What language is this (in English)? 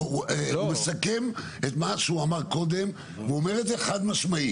Hebrew